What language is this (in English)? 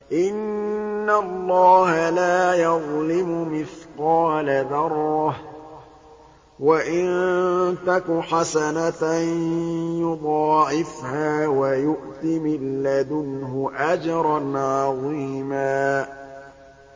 Arabic